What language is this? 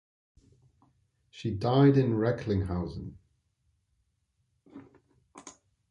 English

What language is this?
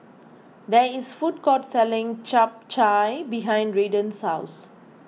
English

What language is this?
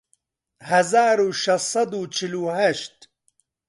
Central Kurdish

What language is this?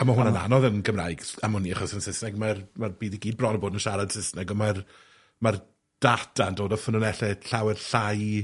Welsh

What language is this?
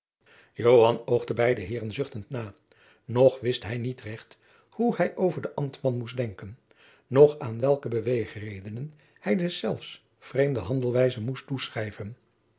Dutch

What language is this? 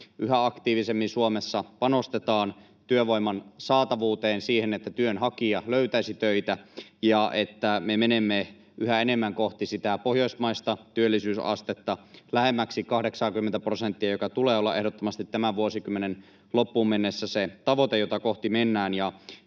Finnish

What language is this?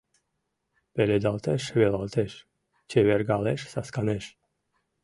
Mari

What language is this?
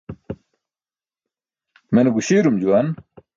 Burushaski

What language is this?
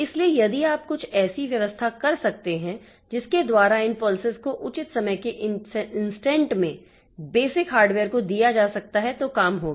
Hindi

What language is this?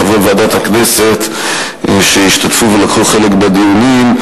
Hebrew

